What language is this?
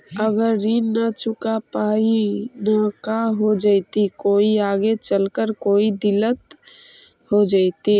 Magahi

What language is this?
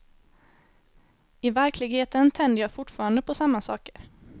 Swedish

